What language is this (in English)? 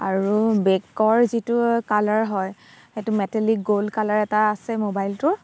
Assamese